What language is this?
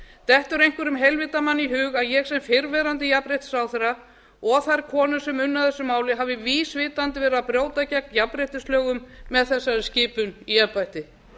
Icelandic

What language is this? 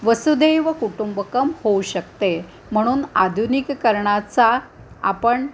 Marathi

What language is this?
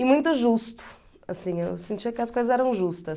Portuguese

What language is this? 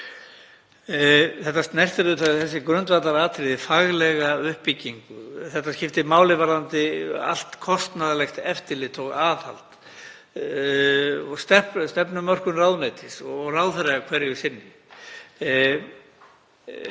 Icelandic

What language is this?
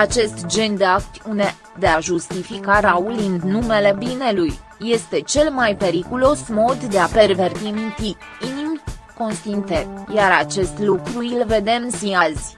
Romanian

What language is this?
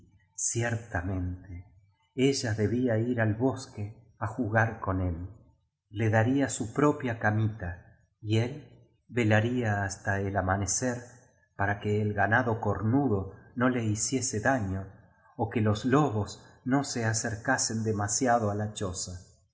Spanish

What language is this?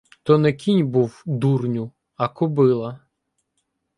Ukrainian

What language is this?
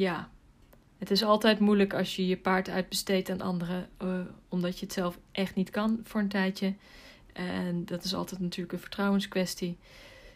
Dutch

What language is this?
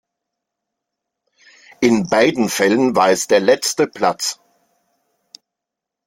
German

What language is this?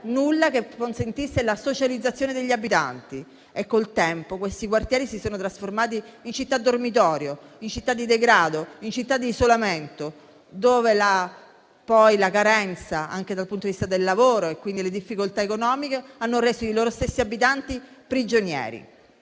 Italian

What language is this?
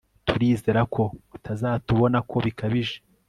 Kinyarwanda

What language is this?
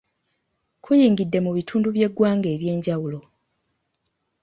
Ganda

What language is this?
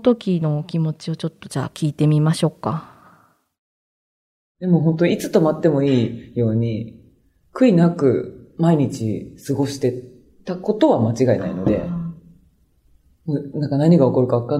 Japanese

